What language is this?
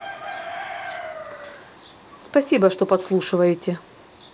Russian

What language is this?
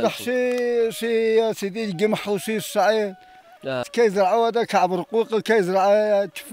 Arabic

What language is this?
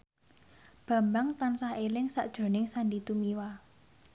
Javanese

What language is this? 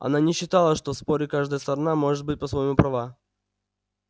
Russian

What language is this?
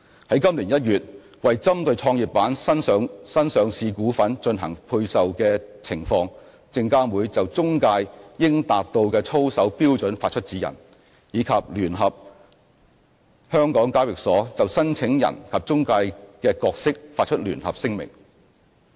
Cantonese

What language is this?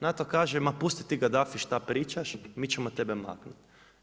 Croatian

